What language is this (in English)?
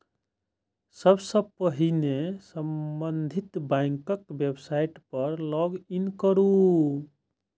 Maithili